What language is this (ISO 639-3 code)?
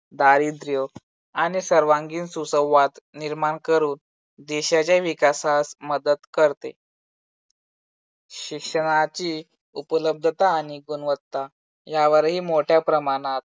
mar